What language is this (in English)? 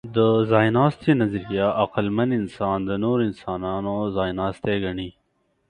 Pashto